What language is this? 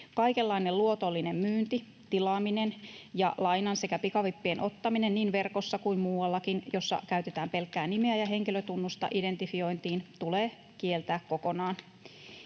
Finnish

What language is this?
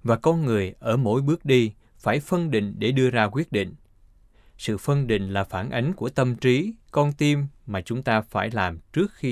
Vietnamese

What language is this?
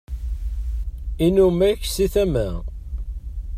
Kabyle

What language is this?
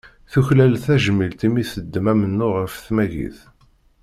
Kabyle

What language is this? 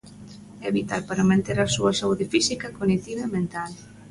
Galician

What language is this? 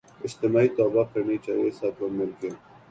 Urdu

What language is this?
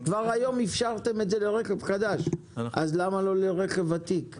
Hebrew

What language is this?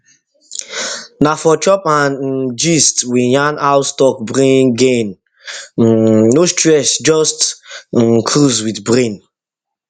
Nigerian Pidgin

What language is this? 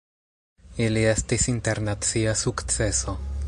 Esperanto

